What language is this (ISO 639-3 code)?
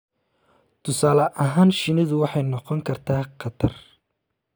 som